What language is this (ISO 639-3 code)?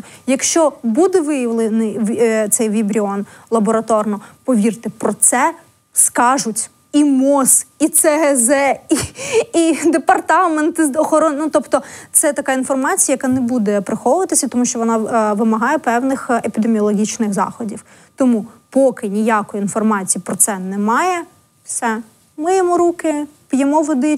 ukr